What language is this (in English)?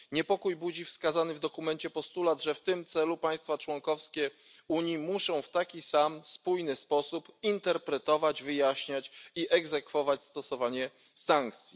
Polish